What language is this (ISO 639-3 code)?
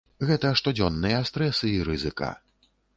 bel